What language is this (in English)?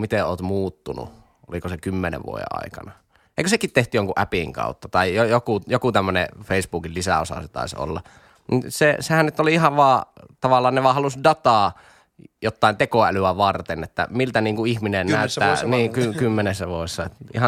Finnish